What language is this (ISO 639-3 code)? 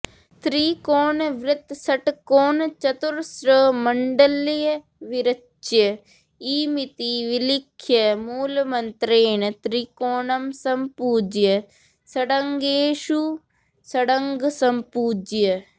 san